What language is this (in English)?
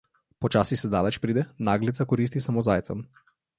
Slovenian